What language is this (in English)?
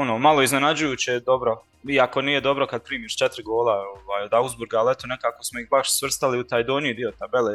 Croatian